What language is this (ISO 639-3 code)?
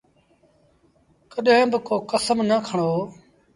sbn